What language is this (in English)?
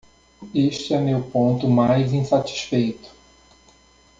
Portuguese